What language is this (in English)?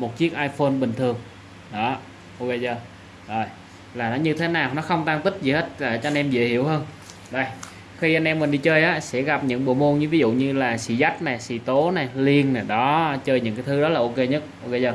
Vietnamese